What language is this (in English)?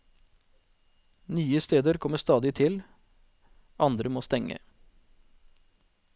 Norwegian